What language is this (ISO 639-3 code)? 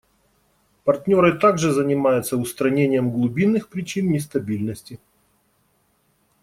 rus